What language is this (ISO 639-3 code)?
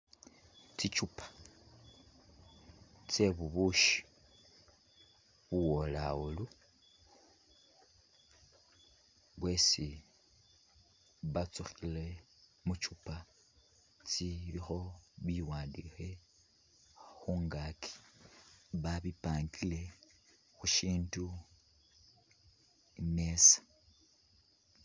myx